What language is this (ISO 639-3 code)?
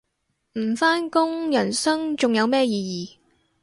yue